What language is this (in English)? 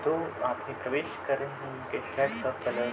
Hindi